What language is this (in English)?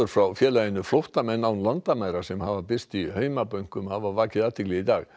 Icelandic